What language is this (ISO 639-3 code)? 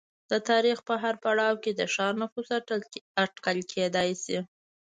pus